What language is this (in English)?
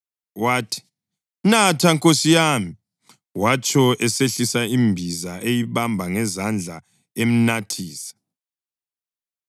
North Ndebele